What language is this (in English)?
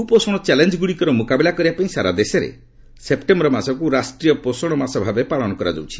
Odia